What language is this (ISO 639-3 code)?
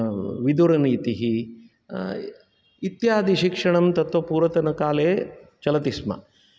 san